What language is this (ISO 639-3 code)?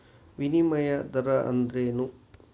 kan